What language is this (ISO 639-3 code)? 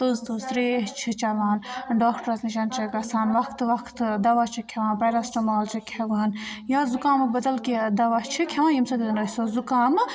kas